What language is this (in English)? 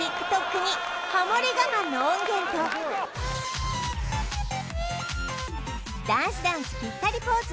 Japanese